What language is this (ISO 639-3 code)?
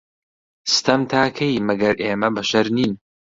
ckb